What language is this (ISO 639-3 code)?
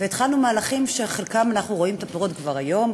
heb